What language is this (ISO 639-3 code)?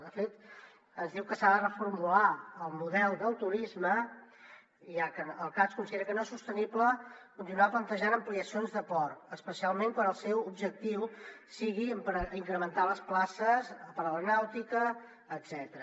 cat